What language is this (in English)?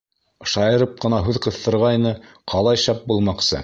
Bashkir